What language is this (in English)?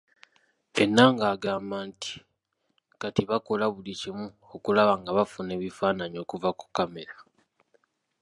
Ganda